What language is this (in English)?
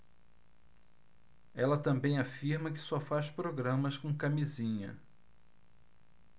Portuguese